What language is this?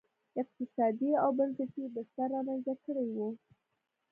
Pashto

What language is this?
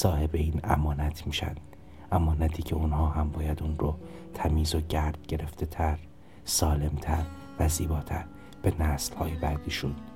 Persian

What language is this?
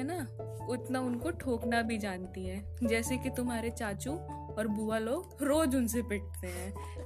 Hindi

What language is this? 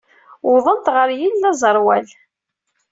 Kabyle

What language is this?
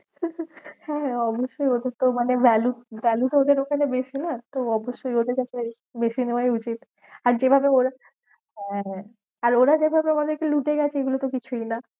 Bangla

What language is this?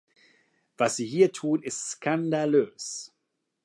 German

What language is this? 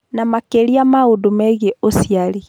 Kikuyu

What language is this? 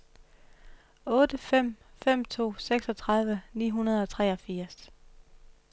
Danish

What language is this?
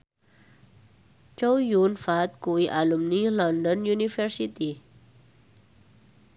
Javanese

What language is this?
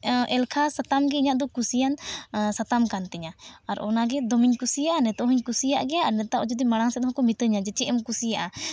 Santali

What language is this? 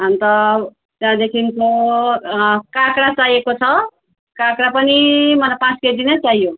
Nepali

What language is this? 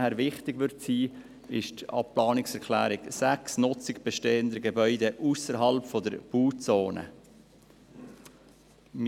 Swiss German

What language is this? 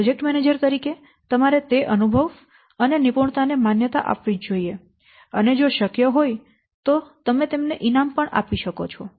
Gujarati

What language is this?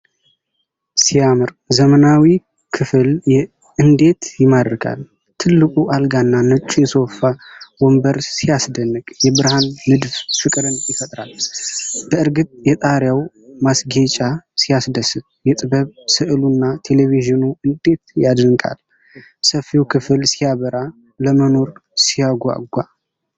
Amharic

